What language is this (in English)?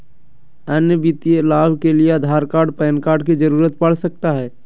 Magahi